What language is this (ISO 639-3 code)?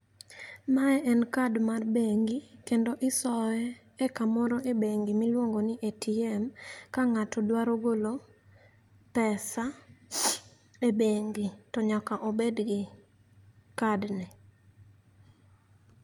luo